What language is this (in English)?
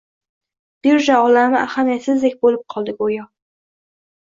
Uzbek